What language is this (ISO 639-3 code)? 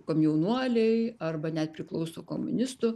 lit